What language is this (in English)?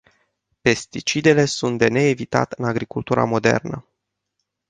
Romanian